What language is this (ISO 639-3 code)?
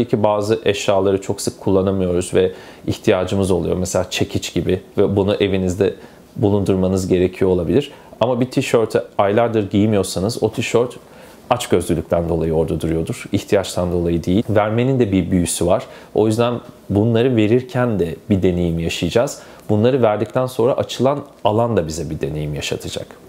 tur